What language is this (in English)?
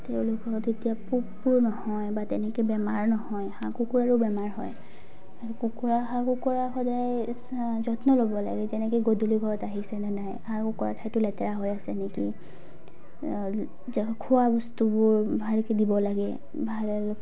Assamese